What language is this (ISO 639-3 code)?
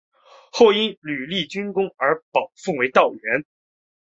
zho